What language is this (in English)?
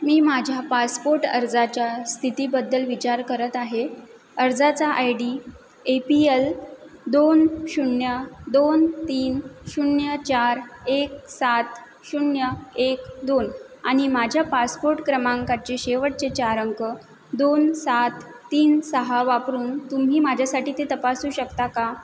Marathi